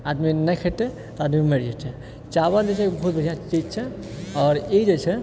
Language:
Maithili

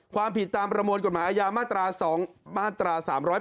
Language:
Thai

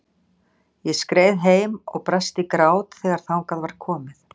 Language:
Icelandic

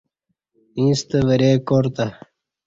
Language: Kati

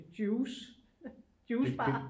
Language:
Danish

